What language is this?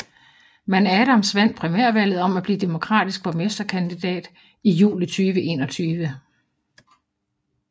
Danish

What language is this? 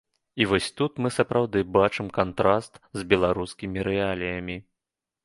Belarusian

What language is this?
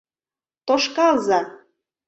Mari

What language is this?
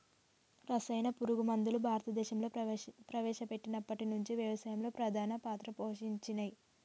Telugu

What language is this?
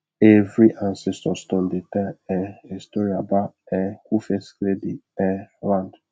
Nigerian Pidgin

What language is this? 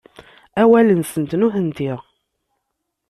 Kabyle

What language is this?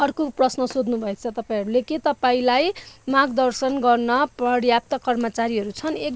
Nepali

